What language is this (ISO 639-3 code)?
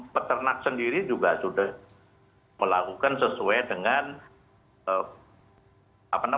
ind